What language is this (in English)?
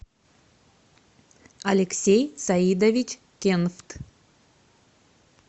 Russian